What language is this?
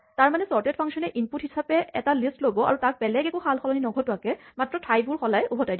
Assamese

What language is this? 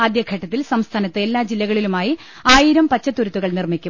Malayalam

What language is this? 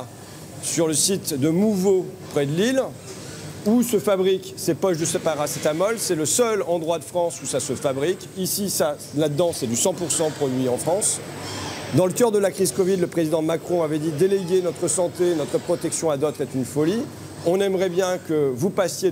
French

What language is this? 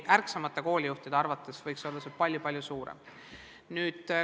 Estonian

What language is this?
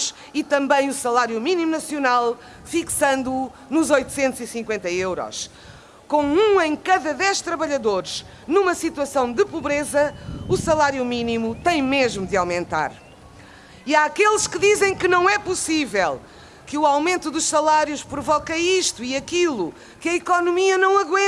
Portuguese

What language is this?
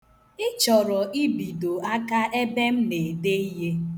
Igbo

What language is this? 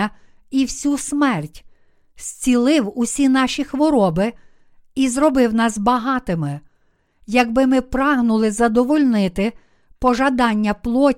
Ukrainian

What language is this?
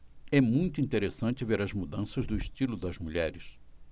Portuguese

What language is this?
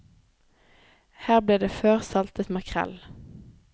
Norwegian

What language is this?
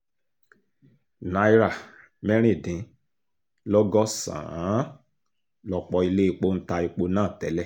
Yoruba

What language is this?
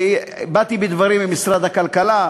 Hebrew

